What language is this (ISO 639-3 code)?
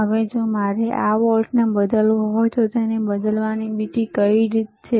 guj